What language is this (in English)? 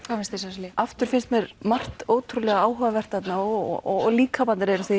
Icelandic